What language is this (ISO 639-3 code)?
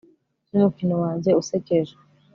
kin